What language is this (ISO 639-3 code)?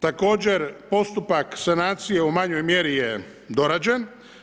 hrv